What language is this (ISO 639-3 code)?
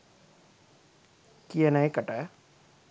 sin